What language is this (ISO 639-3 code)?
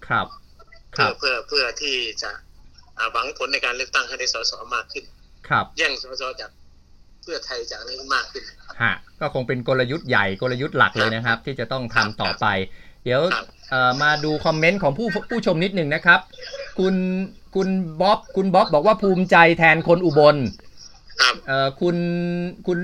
tha